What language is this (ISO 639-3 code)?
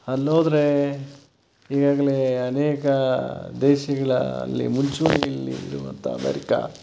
kan